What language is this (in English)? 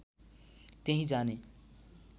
Nepali